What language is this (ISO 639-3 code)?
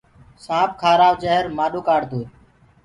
ggg